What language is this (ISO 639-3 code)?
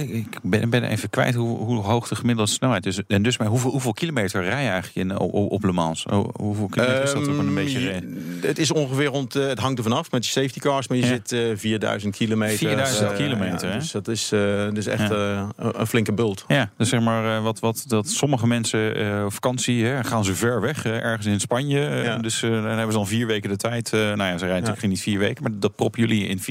nld